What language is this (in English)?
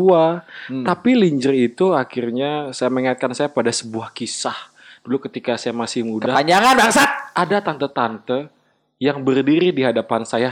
Indonesian